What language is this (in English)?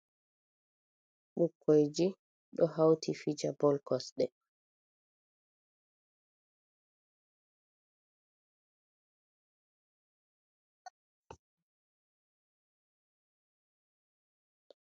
Fula